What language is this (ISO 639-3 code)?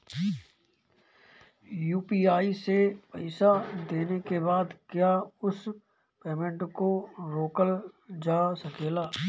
bho